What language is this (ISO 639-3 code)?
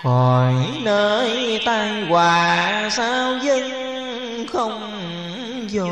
vie